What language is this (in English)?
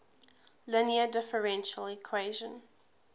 English